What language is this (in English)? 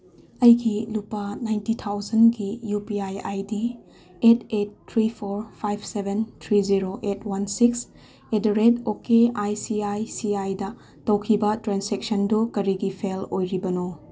Manipuri